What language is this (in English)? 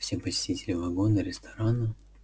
Russian